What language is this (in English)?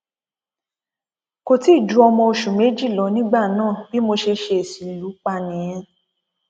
Yoruba